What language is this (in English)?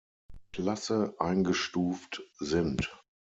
German